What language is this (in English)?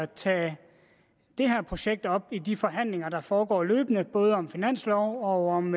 Danish